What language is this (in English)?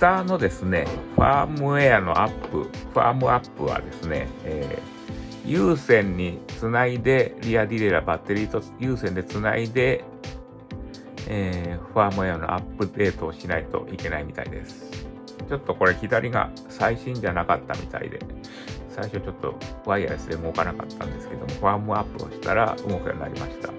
Japanese